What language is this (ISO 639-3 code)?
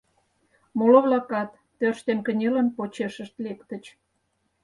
chm